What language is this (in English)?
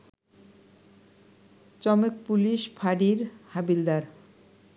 Bangla